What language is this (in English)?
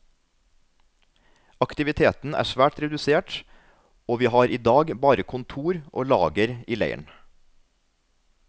Norwegian